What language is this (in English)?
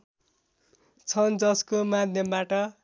Nepali